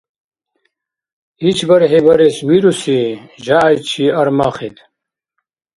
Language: Dargwa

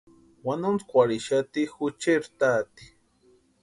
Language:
Western Highland Purepecha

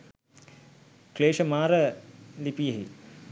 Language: Sinhala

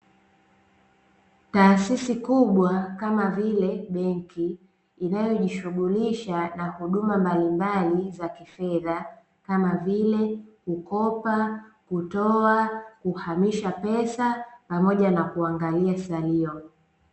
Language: Swahili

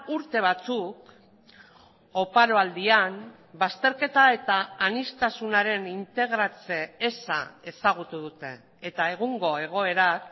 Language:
Basque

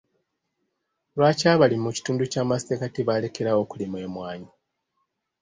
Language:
Ganda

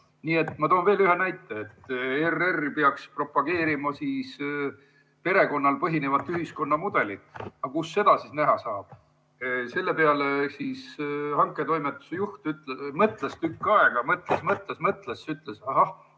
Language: Estonian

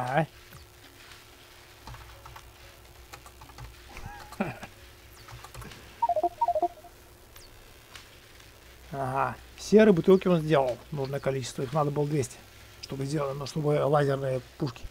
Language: Russian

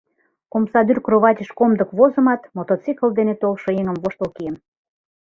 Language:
Mari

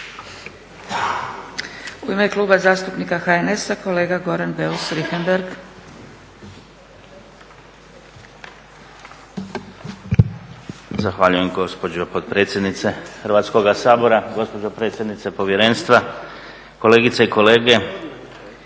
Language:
Croatian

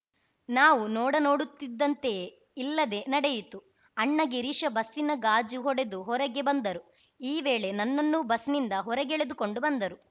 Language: Kannada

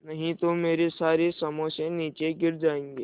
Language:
Hindi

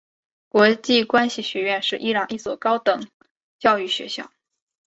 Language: Chinese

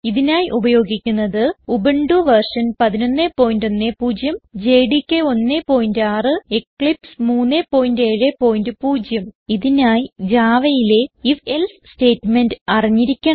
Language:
Malayalam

